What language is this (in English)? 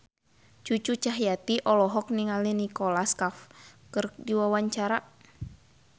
Sundanese